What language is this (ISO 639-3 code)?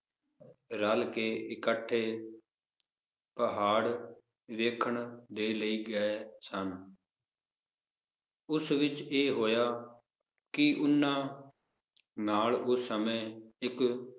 pan